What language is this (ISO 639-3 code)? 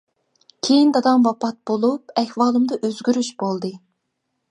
uig